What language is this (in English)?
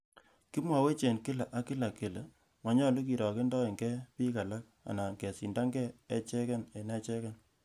Kalenjin